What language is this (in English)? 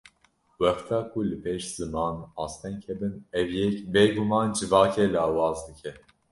Kurdish